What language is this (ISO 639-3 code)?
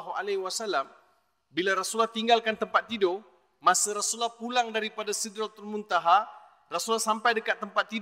msa